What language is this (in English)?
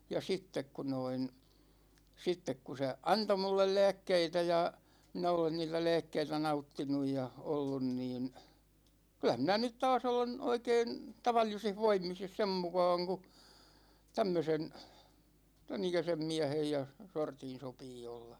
Finnish